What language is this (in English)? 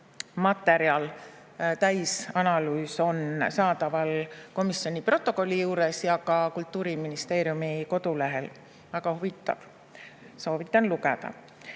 Estonian